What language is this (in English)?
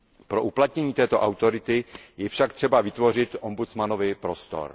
Czech